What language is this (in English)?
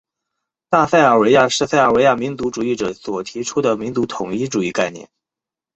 Chinese